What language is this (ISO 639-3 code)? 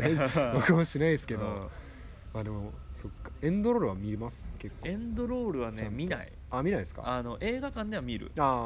jpn